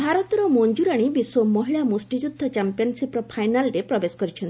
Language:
Odia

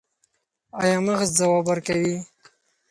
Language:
Pashto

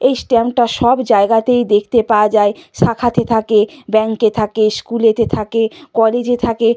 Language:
Bangla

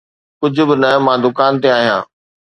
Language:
Sindhi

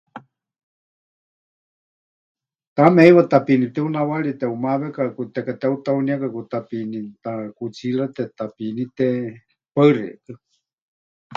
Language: Huichol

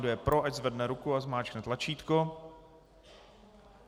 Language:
Czech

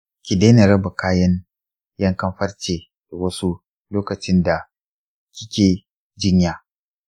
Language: Hausa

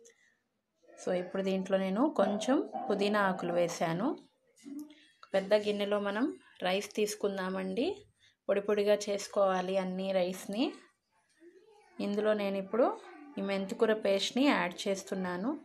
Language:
Hindi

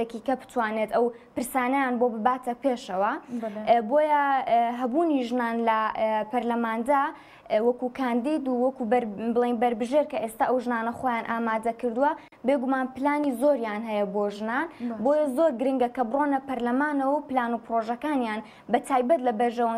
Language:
Arabic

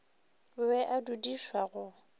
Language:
Northern Sotho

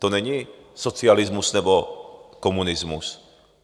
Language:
Czech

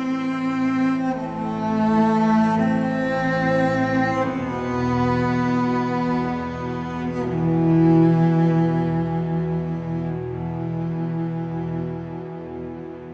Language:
Indonesian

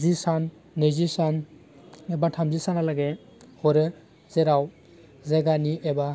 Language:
Bodo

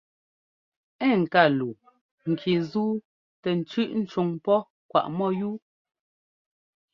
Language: Ngomba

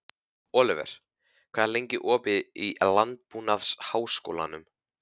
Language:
Icelandic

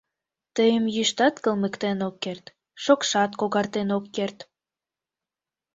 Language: Mari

